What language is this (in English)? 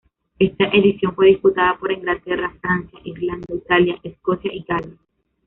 Spanish